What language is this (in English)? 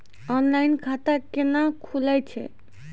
Maithili